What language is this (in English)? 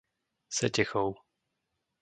Slovak